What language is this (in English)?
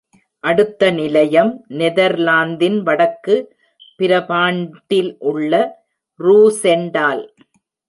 Tamil